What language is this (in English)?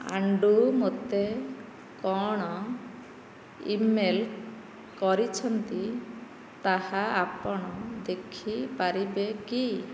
Odia